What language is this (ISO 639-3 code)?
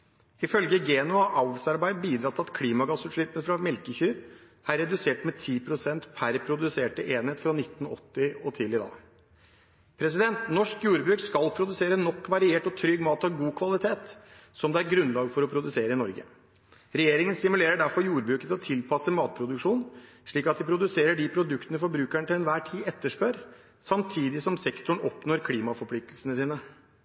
nob